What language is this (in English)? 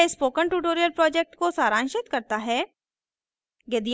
Hindi